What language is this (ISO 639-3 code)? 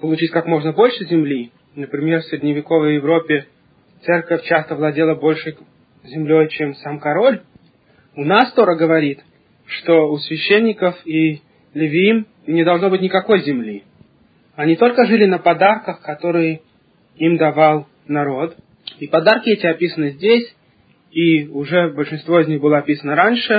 rus